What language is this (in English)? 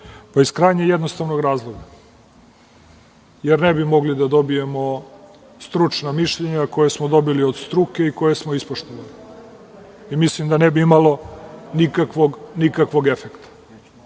Serbian